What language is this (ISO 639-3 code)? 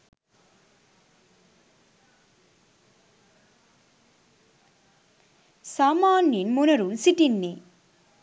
sin